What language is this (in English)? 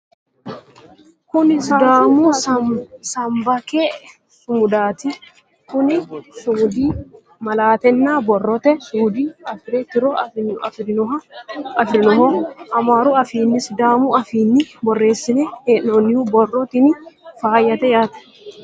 Sidamo